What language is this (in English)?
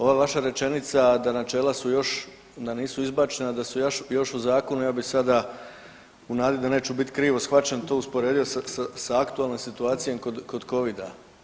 Croatian